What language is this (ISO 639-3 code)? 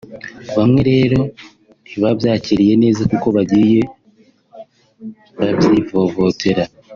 kin